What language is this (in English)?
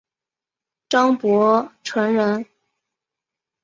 Chinese